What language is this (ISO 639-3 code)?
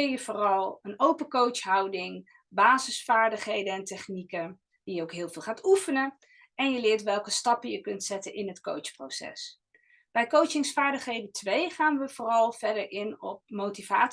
nld